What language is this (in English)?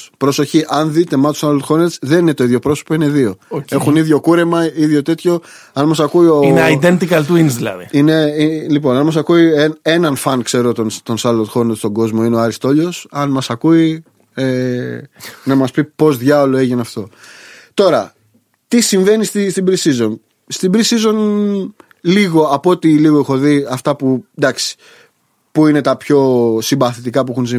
Greek